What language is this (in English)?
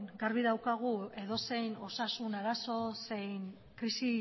Basque